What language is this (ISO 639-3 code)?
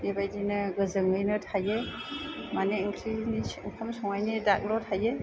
brx